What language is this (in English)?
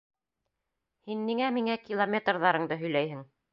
Bashkir